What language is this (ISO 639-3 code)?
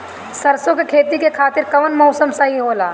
bho